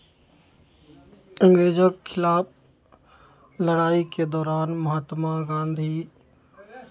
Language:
Maithili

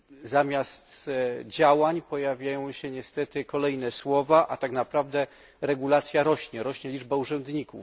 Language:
Polish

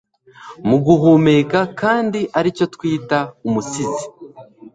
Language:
Kinyarwanda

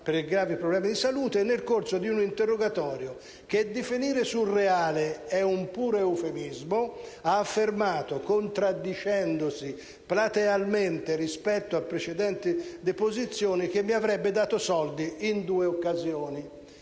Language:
Italian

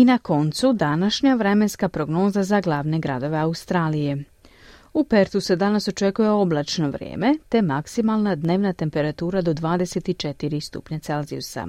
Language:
Croatian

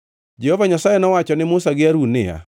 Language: Luo (Kenya and Tanzania)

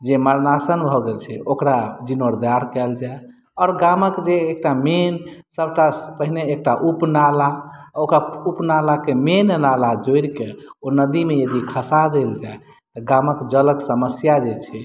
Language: Maithili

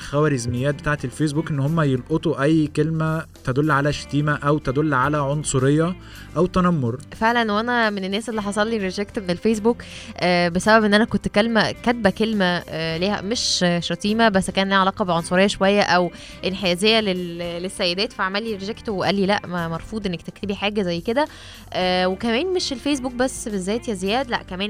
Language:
Arabic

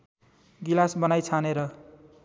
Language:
Nepali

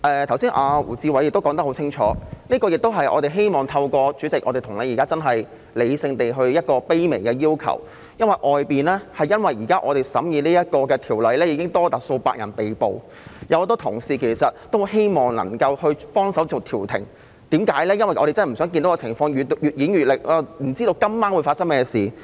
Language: Cantonese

